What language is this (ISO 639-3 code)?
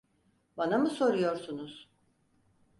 tur